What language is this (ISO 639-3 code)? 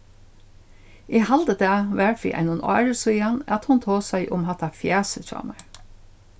fao